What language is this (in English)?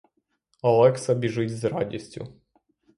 Ukrainian